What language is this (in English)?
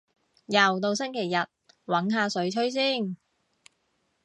Cantonese